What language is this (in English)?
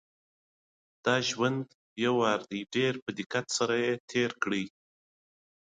Pashto